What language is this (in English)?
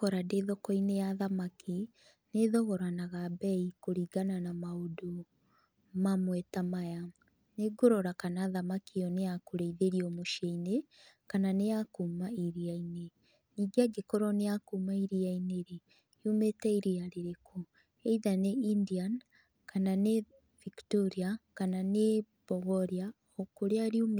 Kikuyu